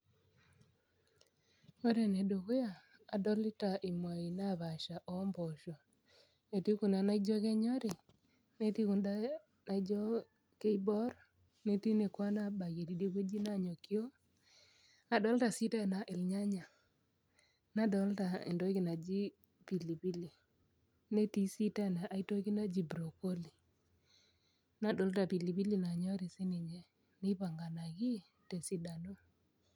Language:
Masai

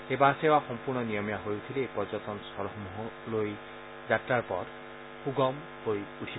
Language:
Assamese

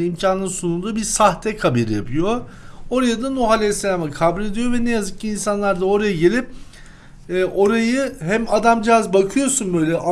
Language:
Turkish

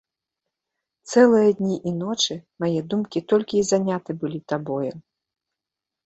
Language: Belarusian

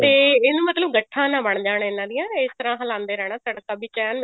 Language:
Punjabi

